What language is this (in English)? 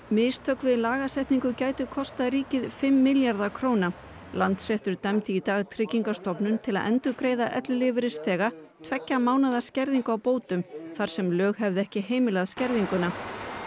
Icelandic